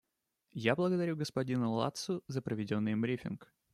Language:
Russian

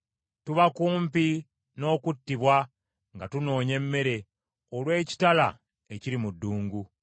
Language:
Ganda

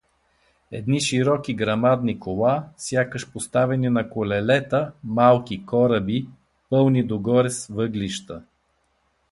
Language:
Bulgarian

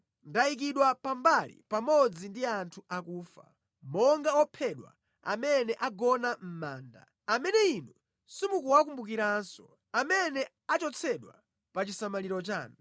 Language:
Nyanja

